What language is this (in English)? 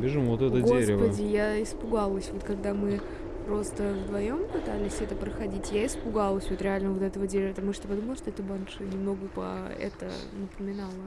Russian